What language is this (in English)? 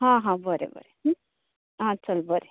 Konkani